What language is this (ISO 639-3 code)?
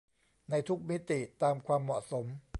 tha